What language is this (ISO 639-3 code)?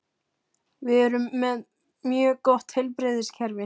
isl